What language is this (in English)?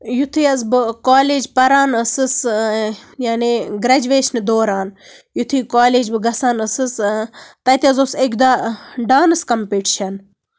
Kashmiri